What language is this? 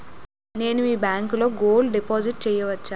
Telugu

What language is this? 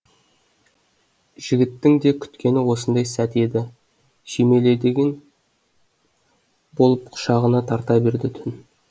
Kazakh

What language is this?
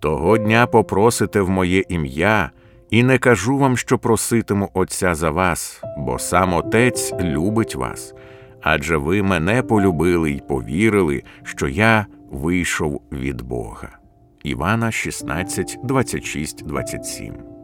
Ukrainian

